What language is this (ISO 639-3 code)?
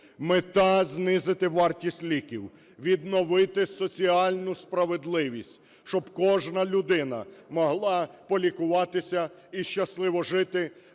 ukr